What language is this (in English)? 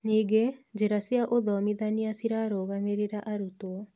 Kikuyu